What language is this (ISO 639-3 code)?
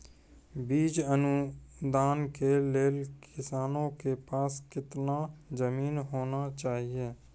mai